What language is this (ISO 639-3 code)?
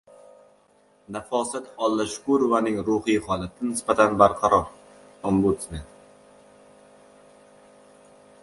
uzb